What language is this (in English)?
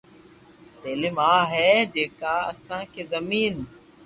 Loarki